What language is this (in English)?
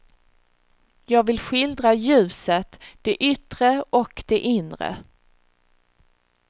Swedish